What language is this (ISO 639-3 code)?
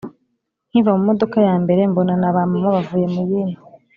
kin